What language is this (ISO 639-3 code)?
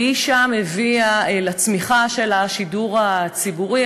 heb